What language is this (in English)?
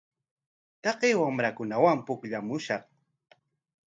Corongo Ancash Quechua